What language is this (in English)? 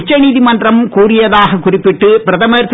Tamil